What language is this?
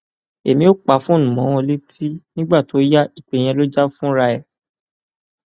Yoruba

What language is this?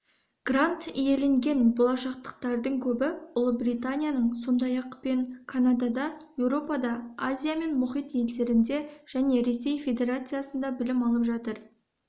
Kazakh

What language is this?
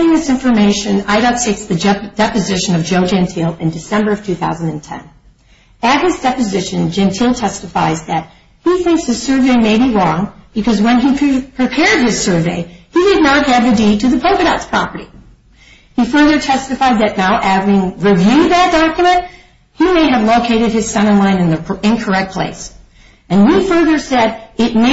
English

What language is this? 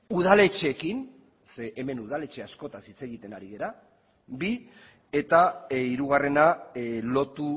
Basque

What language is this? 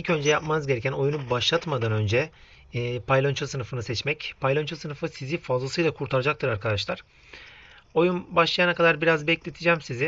Turkish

